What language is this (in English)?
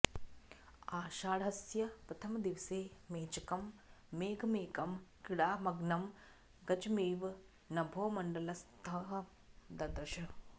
Sanskrit